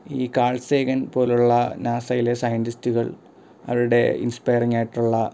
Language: Malayalam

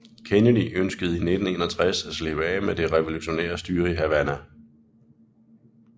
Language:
Danish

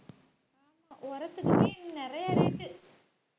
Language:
Tamil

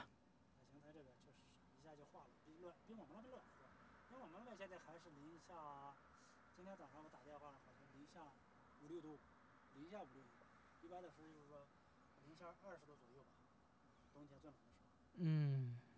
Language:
Chinese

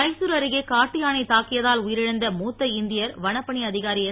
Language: Tamil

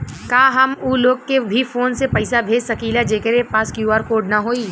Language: Bhojpuri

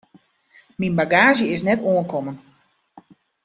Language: Western Frisian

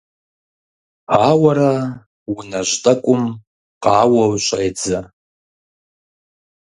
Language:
Kabardian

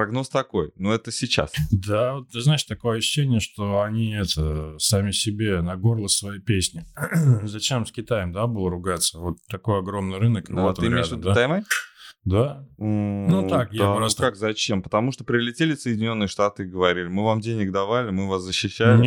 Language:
Russian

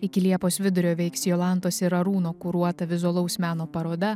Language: Lithuanian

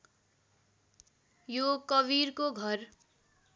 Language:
Nepali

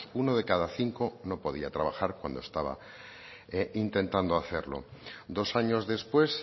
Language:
Spanish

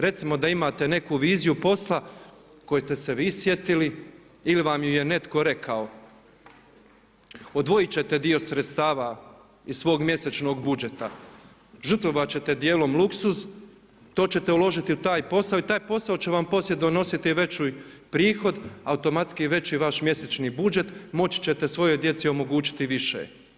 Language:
Croatian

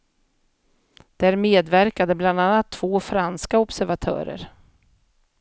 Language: Swedish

